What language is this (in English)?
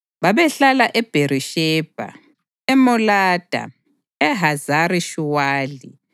North Ndebele